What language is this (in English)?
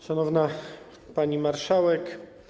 Polish